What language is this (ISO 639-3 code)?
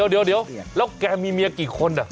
tha